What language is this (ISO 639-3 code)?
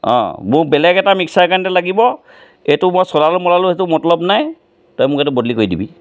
asm